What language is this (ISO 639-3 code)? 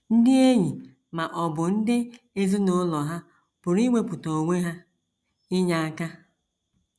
ibo